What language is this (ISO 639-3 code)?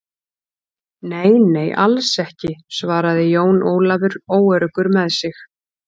isl